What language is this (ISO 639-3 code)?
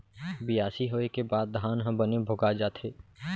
hne